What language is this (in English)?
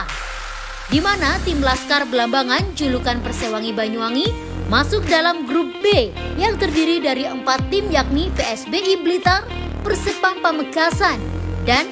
Indonesian